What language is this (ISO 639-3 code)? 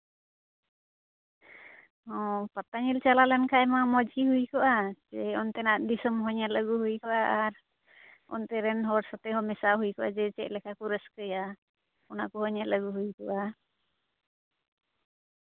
sat